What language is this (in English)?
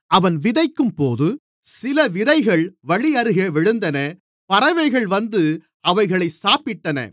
Tamil